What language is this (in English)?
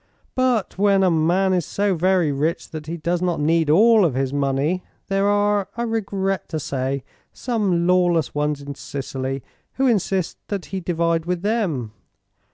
English